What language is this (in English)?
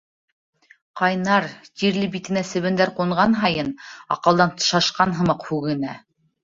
Bashkir